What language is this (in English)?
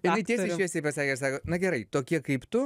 Lithuanian